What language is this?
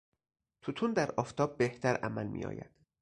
Persian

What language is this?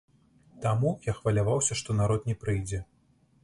Belarusian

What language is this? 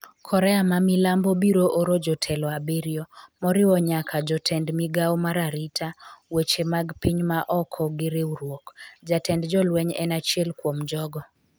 Luo (Kenya and Tanzania)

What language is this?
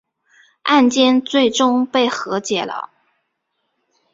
Chinese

